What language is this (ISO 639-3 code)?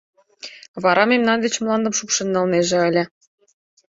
chm